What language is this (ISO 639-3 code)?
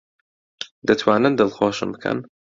ckb